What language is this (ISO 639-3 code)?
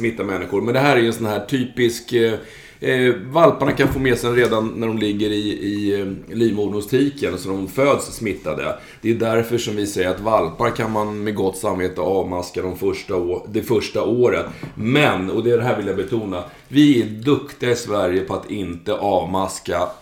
swe